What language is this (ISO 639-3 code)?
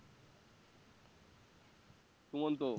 ben